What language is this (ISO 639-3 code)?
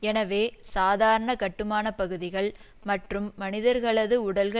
tam